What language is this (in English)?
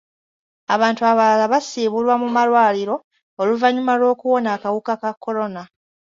Ganda